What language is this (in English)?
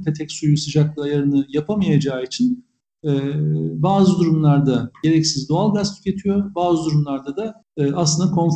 Turkish